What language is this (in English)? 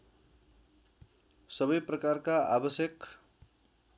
Nepali